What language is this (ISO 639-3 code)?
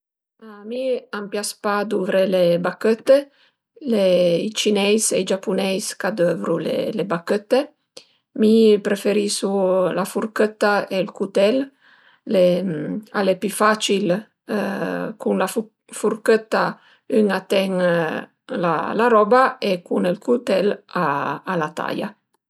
pms